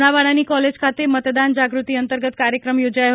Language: Gujarati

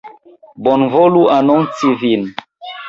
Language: Esperanto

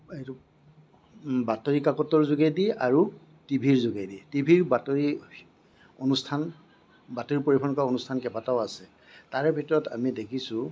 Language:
Assamese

